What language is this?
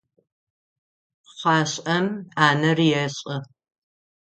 Adyghe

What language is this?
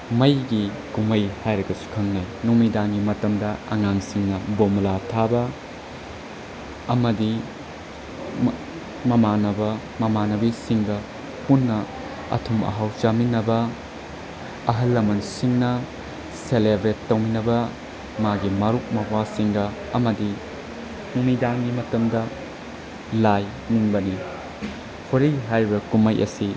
Manipuri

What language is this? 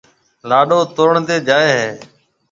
Marwari (Pakistan)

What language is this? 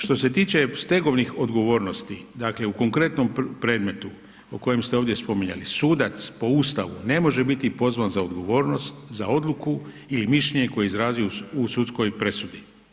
Croatian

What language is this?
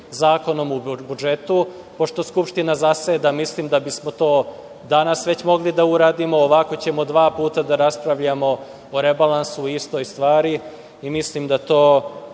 Serbian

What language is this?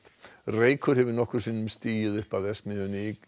Icelandic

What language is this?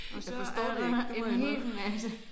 Danish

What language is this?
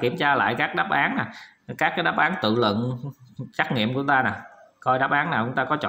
Vietnamese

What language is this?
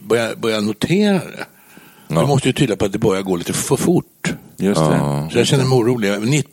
Swedish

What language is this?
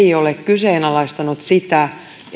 Finnish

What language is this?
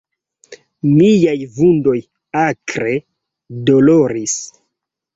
Esperanto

